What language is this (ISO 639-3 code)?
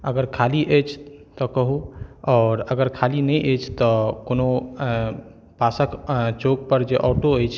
mai